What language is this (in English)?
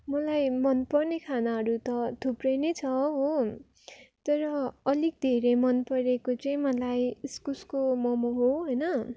Nepali